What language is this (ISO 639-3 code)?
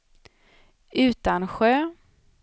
swe